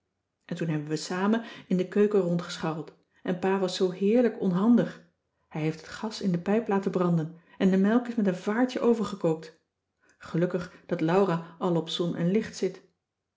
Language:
Dutch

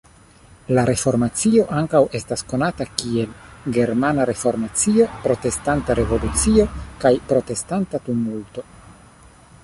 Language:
Esperanto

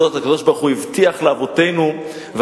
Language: Hebrew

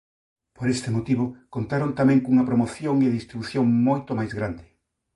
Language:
Galician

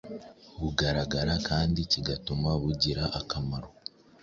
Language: Kinyarwanda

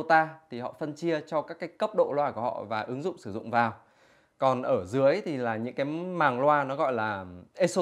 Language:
Vietnamese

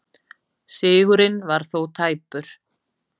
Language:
Icelandic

